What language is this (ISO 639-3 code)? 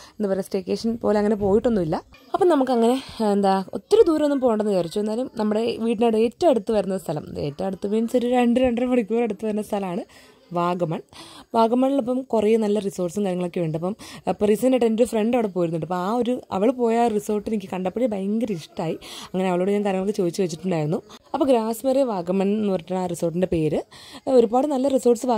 mal